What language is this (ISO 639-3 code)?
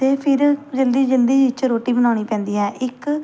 pan